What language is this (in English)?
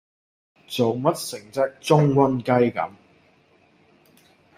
Cantonese